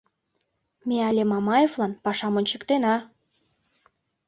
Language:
Mari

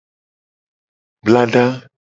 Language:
Gen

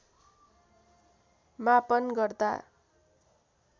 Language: Nepali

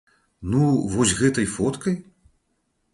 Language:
Belarusian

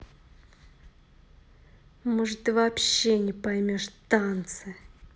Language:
Russian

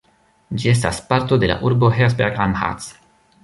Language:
Esperanto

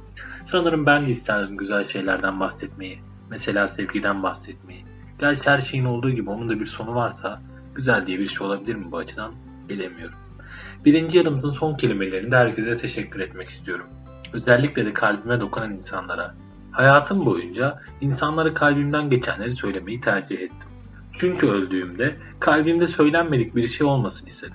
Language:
Turkish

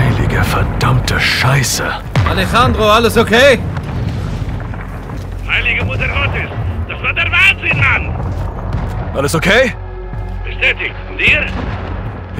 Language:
German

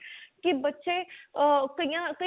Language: Punjabi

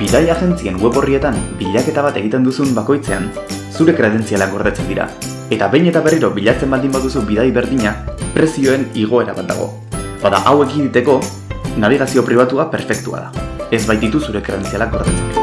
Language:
Basque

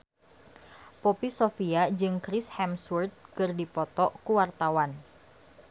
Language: Sundanese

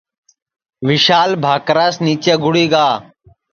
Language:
Sansi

